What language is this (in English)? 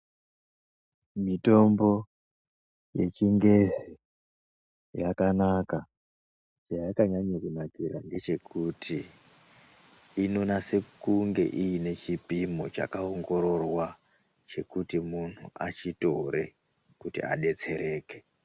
Ndau